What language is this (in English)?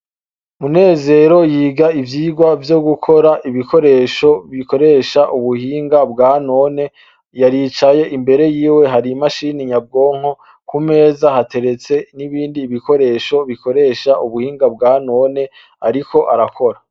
Rundi